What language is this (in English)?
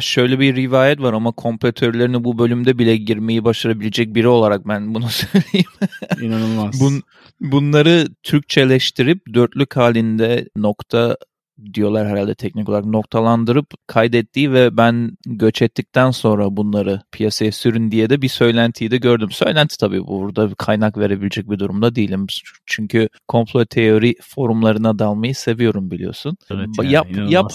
Turkish